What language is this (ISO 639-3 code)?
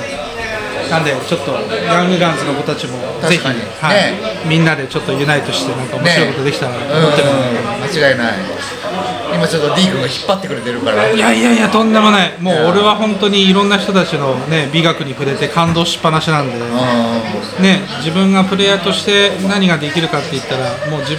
jpn